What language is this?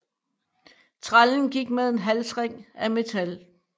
Danish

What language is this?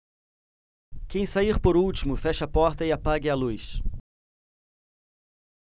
Portuguese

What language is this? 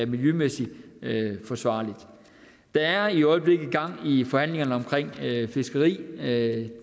Danish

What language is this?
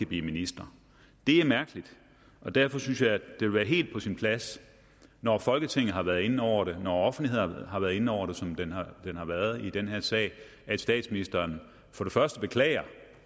Danish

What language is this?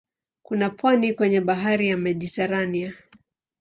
Swahili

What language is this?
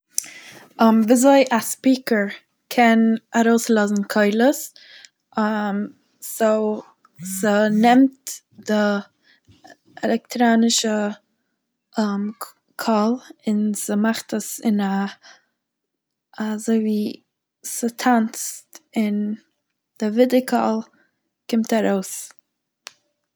Yiddish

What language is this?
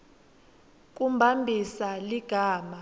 Swati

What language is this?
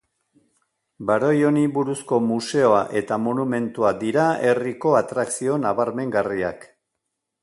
Basque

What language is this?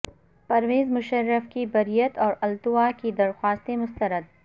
Urdu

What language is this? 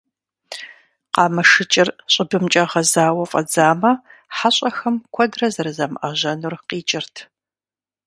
Kabardian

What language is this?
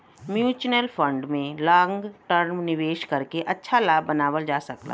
Bhojpuri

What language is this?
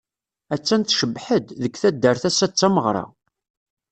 Kabyle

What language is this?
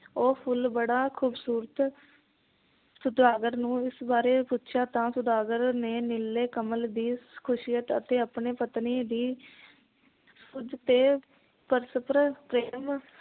Punjabi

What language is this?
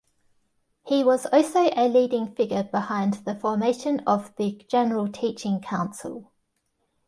English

